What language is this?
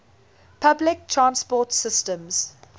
English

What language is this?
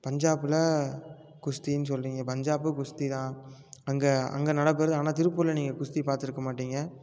Tamil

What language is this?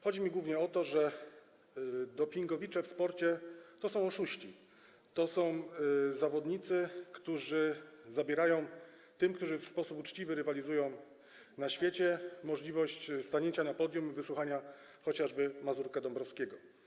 Polish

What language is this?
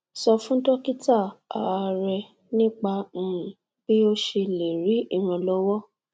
Yoruba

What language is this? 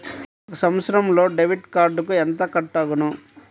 Telugu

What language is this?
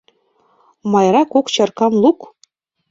Mari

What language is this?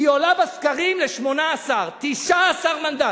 Hebrew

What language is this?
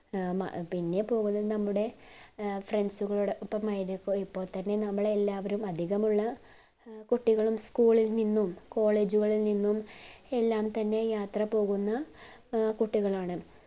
Malayalam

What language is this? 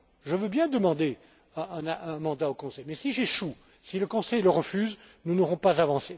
French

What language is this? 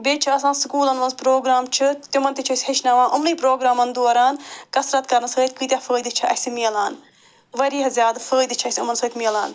Kashmiri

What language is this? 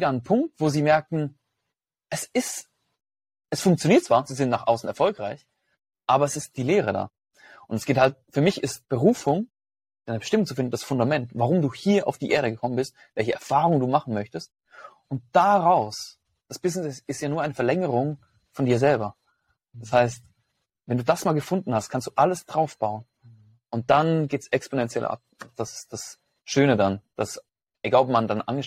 German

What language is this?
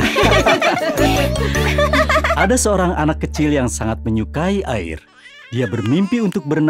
Indonesian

